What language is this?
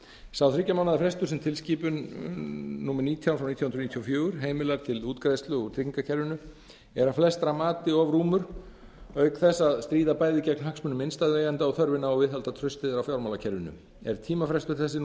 Icelandic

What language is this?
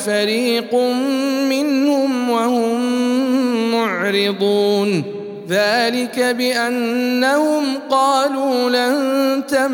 Arabic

